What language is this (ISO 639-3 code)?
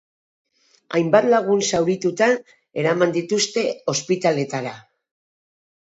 eus